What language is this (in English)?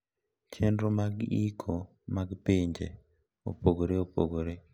Luo (Kenya and Tanzania)